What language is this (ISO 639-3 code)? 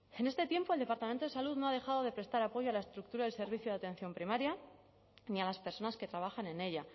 spa